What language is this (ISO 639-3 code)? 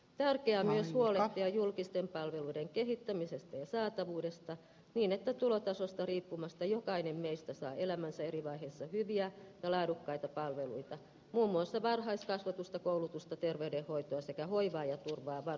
fin